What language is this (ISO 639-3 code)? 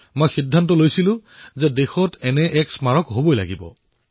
asm